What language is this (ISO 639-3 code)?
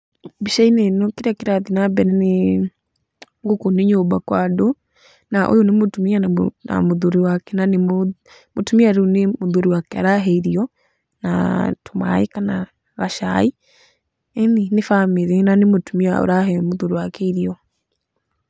kik